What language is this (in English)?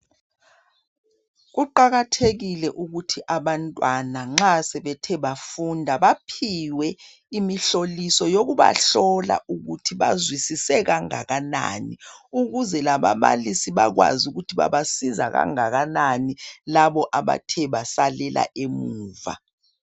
North Ndebele